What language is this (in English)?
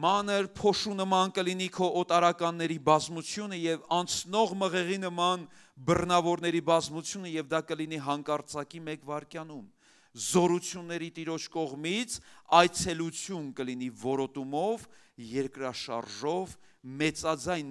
Turkish